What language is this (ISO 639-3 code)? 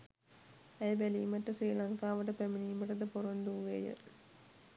sin